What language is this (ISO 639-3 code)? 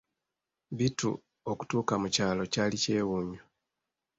lug